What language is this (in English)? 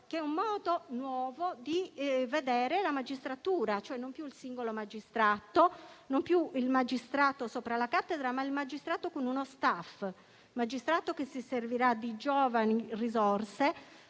Italian